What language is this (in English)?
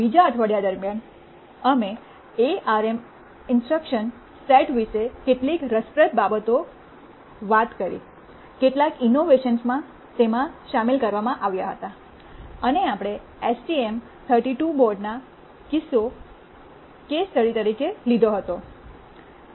Gujarati